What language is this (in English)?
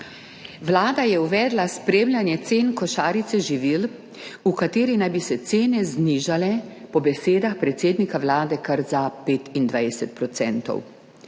Slovenian